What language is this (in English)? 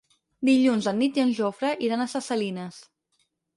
Catalan